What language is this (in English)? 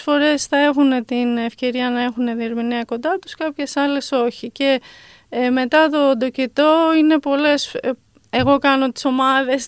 Greek